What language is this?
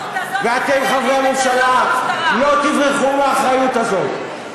Hebrew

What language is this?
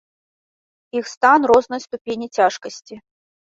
Belarusian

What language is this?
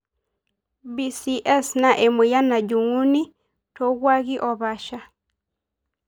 Masai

